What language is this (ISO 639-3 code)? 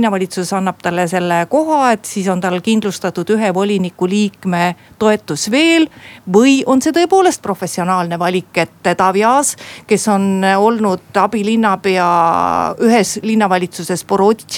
fin